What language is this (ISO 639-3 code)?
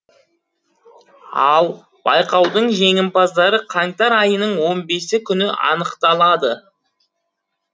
kaz